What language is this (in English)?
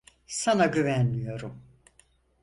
Turkish